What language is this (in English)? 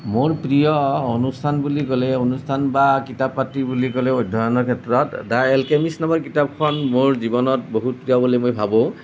Assamese